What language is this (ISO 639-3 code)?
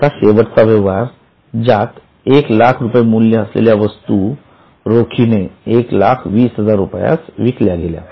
mar